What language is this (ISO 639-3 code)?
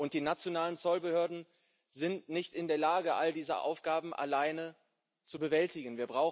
deu